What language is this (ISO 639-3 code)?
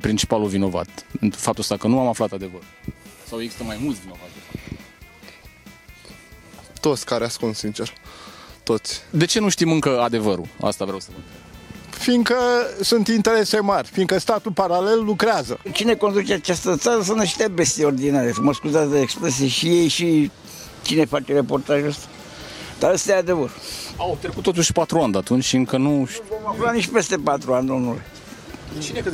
ron